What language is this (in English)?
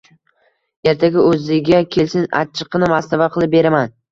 Uzbek